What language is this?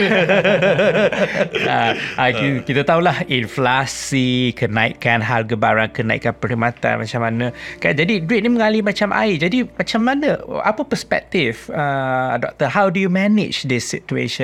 Malay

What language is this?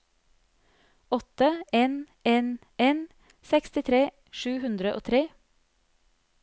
Norwegian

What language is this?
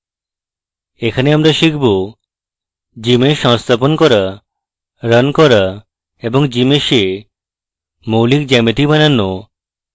Bangla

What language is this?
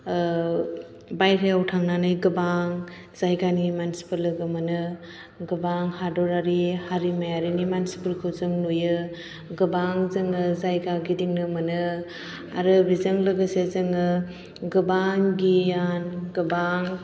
Bodo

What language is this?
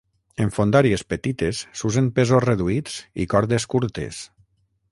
Catalan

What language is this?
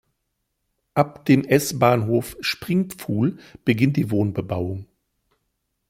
German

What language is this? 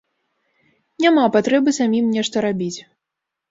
Belarusian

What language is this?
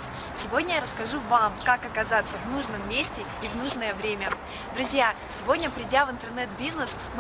Russian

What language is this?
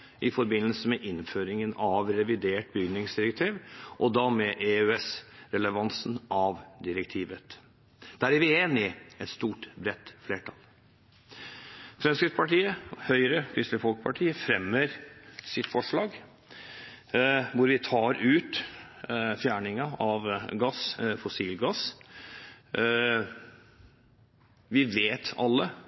Norwegian Bokmål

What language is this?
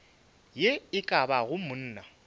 Northern Sotho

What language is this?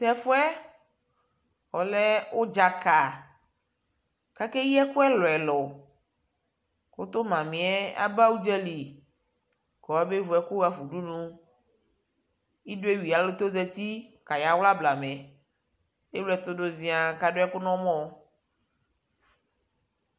Ikposo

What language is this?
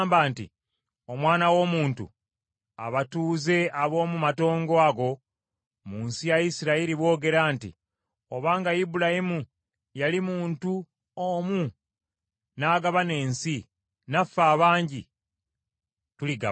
Ganda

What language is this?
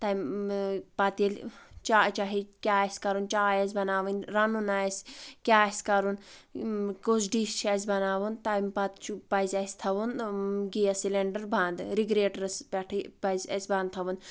Kashmiri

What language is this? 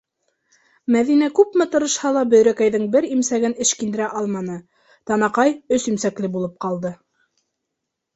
Bashkir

